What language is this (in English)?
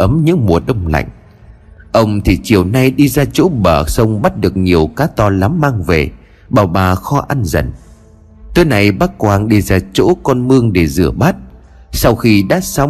Vietnamese